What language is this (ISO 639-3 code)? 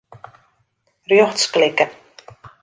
fry